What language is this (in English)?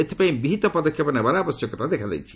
Odia